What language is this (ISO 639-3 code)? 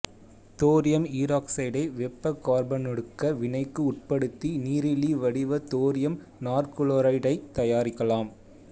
tam